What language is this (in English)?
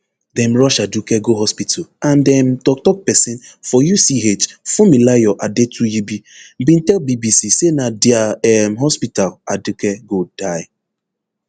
Nigerian Pidgin